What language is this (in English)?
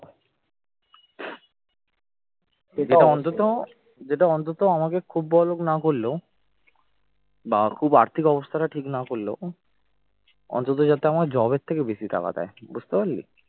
Bangla